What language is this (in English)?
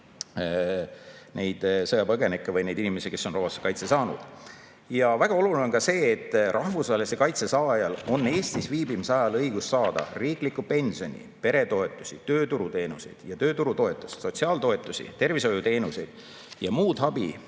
Estonian